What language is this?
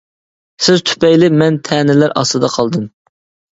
Uyghur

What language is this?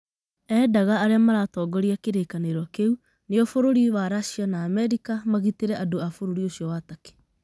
Kikuyu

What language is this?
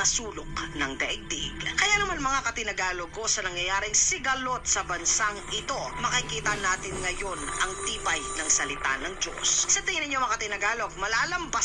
Filipino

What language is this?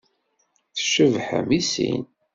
Kabyle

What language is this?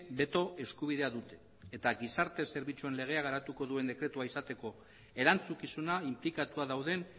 Basque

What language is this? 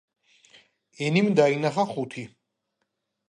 Georgian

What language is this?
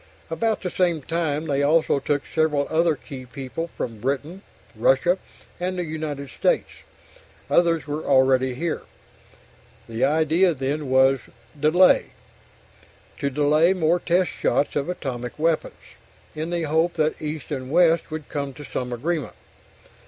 English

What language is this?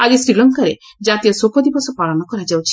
Odia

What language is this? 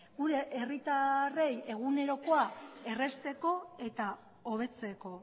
Basque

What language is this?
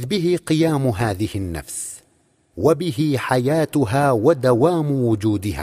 Arabic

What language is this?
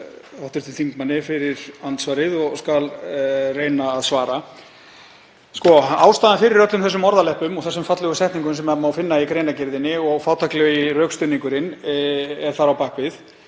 Icelandic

